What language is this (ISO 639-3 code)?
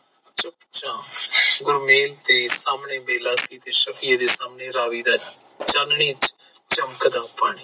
pan